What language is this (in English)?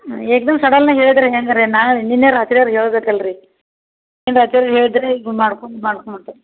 Kannada